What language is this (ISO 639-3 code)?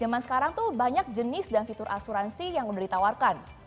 ind